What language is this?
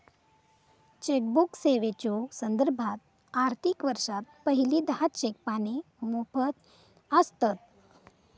Marathi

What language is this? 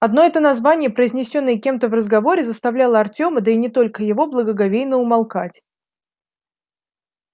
Russian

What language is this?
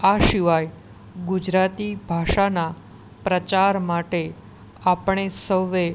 Gujarati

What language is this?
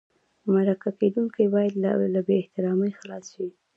Pashto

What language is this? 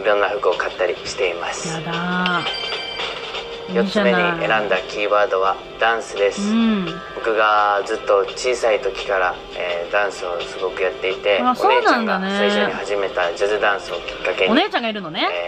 Japanese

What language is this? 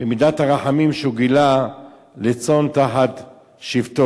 Hebrew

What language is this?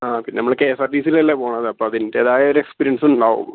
Malayalam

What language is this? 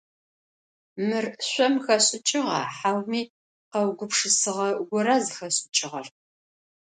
Adyghe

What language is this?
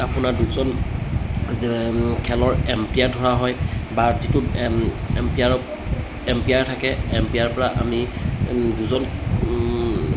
Assamese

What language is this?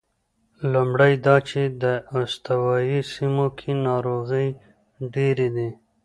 Pashto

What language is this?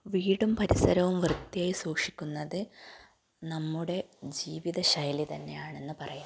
Malayalam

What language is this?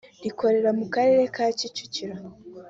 Kinyarwanda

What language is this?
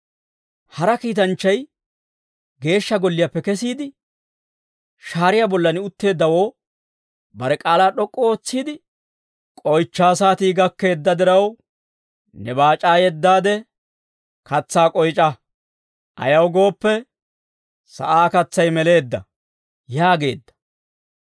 Dawro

